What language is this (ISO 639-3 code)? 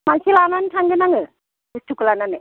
brx